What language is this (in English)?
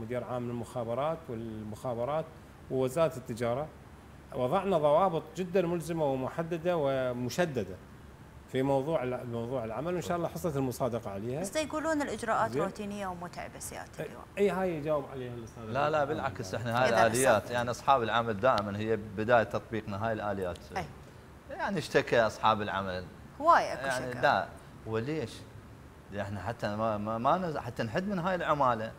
Arabic